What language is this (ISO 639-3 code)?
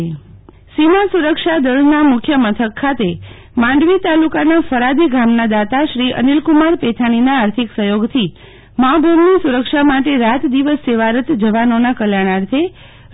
guj